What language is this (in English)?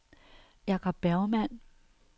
Danish